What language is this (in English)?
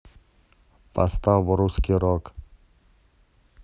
Russian